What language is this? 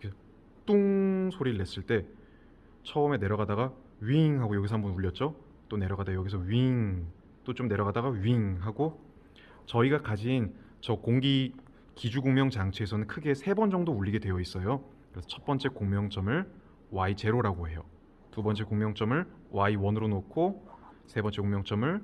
Korean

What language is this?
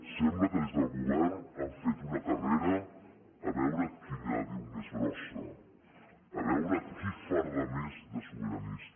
Catalan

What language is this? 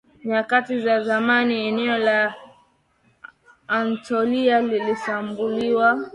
Swahili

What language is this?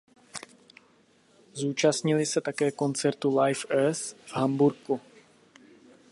Czech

